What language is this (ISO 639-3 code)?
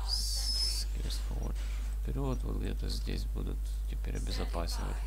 rus